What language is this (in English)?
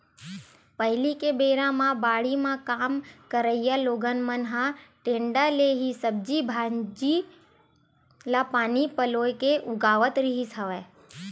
Chhattisgarhi